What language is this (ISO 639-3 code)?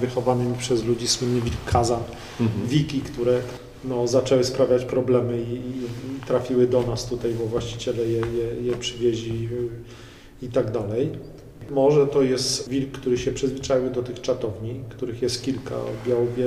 pol